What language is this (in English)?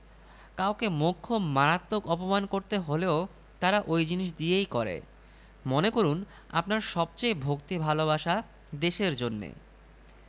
Bangla